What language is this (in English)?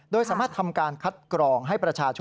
Thai